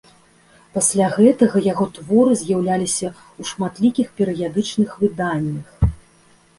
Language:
Belarusian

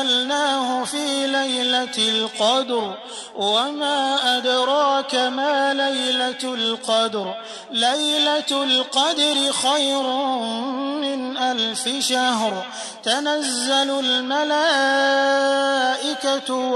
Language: Arabic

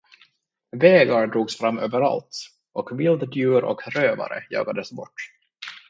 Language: Swedish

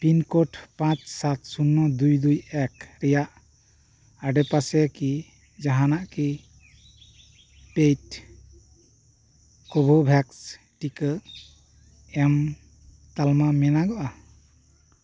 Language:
Santali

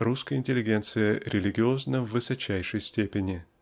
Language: Russian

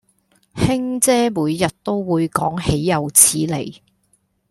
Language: Cantonese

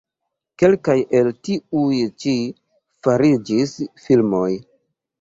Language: Esperanto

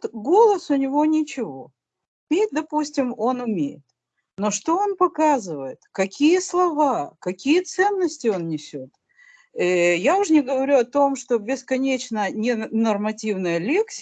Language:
Russian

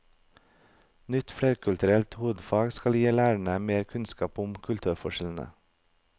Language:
Norwegian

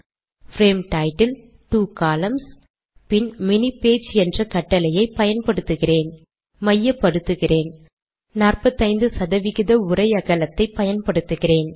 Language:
Tamil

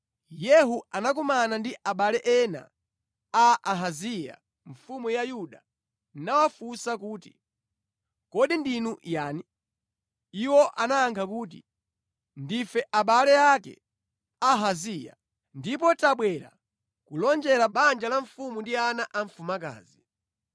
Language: Nyanja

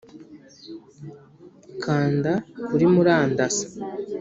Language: Kinyarwanda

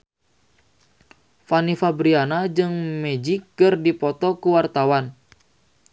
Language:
Sundanese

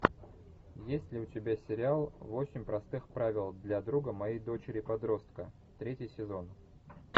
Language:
Russian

